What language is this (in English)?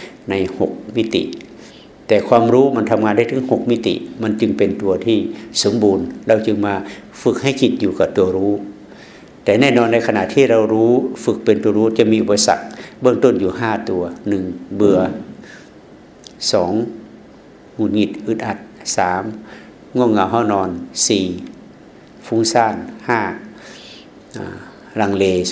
Thai